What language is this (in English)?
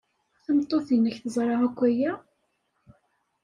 Kabyle